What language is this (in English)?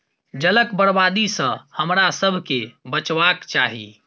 Maithili